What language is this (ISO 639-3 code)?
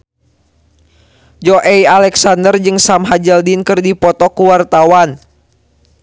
sun